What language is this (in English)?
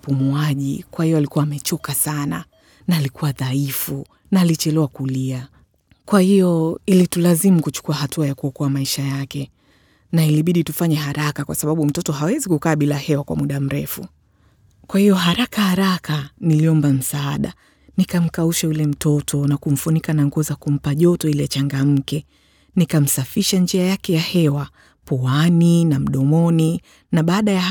Swahili